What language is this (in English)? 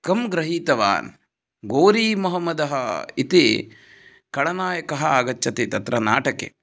Sanskrit